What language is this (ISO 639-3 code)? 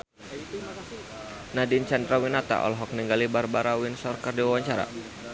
sun